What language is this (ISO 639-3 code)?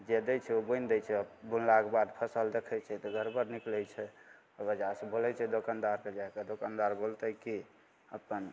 mai